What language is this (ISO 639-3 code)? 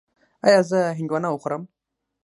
pus